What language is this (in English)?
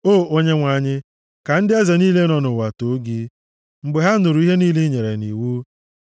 Igbo